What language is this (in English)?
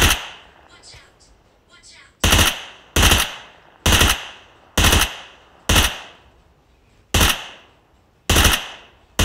Turkish